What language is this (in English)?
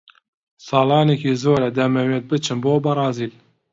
Central Kurdish